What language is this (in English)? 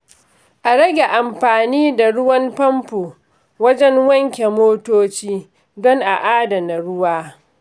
Hausa